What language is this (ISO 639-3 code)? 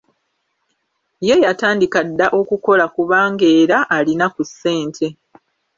lug